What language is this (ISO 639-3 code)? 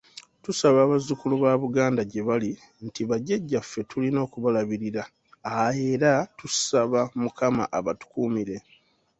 lug